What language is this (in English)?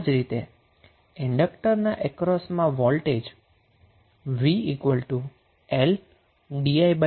Gujarati